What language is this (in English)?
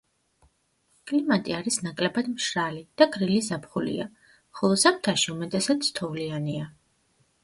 Georgian